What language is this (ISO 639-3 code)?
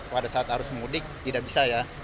ind